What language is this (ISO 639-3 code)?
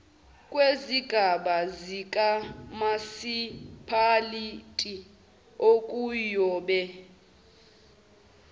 zul